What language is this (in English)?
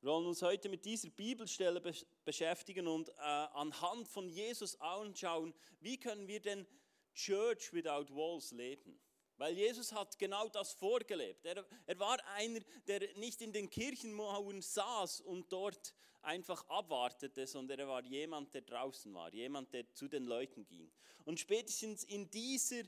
German